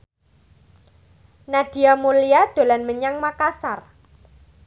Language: Javanese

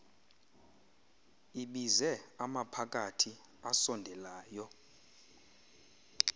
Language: Xhosa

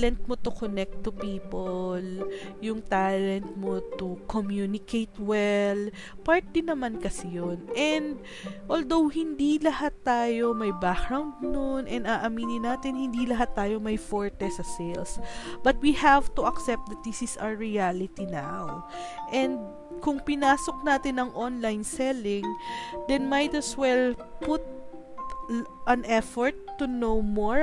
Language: Filipino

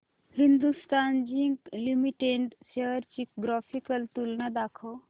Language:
Marathi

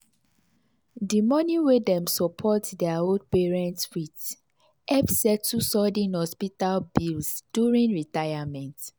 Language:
Nigerian Pidgin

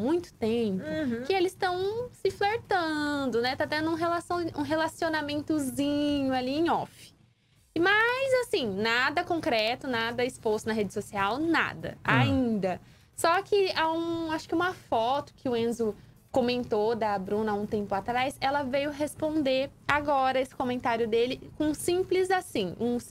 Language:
Portuguese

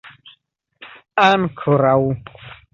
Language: Esperanto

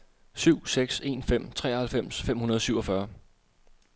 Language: Danish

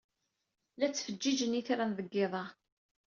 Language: Kabyle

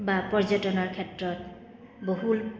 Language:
Assamese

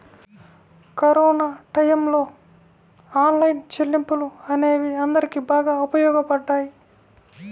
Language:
Telugu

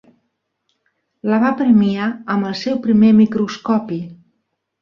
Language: Catalan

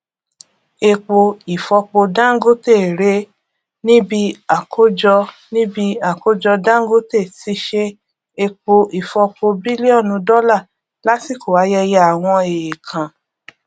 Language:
Yoruba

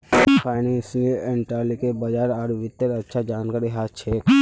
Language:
Magahi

